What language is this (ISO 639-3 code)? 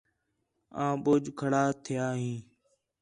xhe